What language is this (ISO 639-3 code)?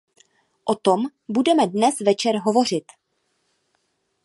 ces